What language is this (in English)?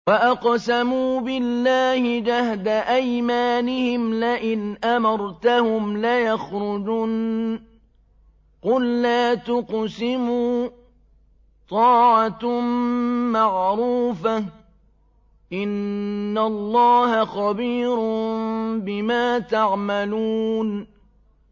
Arabic